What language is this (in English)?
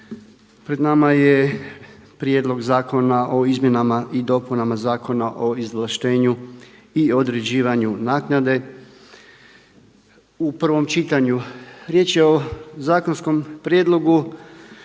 Croatian